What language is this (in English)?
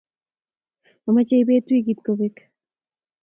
Kalenjin